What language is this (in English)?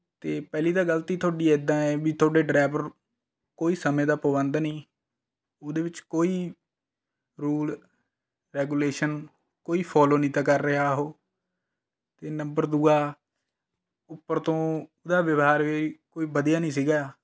Punjabi